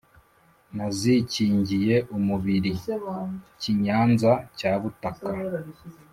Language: Kinyarwanda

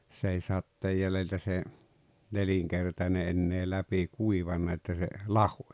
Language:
Finnish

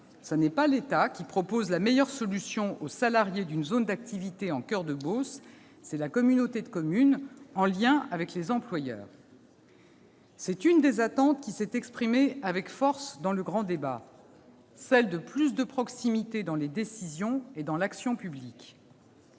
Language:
French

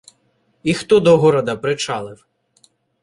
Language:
Ukrainian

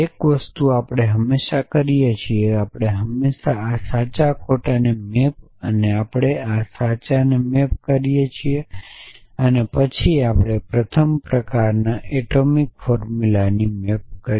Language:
Gujarati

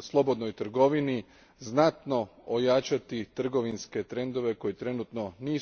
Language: Croatian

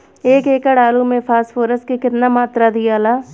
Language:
Bhojpuri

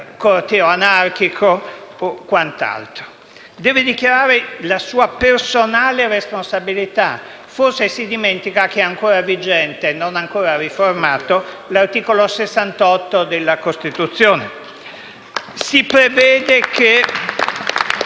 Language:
Italian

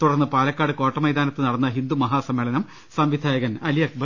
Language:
Malayalam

